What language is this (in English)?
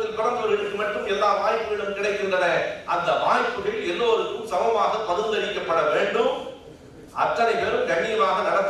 Tamil